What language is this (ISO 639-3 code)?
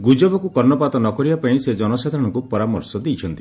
ori